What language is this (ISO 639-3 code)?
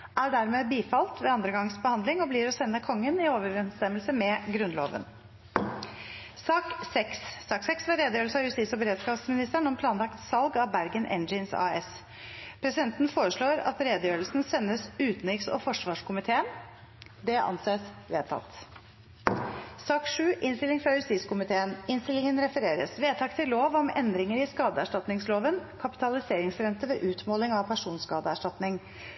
nob